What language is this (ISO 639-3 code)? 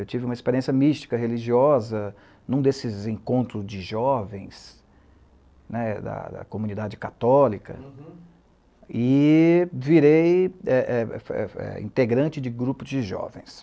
por